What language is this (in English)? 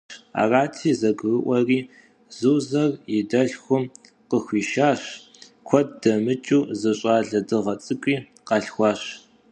Kabardian